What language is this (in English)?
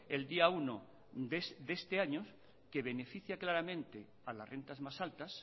Spanish